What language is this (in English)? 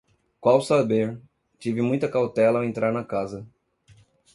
Portuguese